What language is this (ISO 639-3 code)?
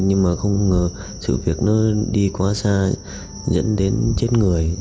vie